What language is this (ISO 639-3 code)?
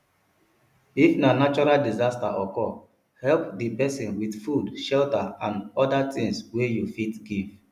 pcm